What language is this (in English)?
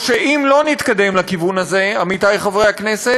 Hebrew